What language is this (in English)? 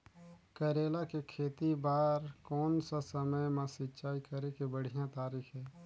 Chhattisgarhi